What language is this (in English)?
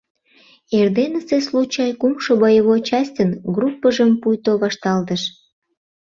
Mari